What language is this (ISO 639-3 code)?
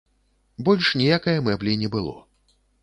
bel